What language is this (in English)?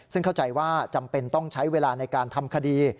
Thai